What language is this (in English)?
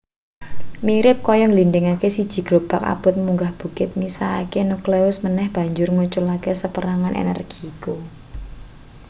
Javanese